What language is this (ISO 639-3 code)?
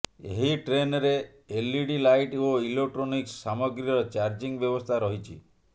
ori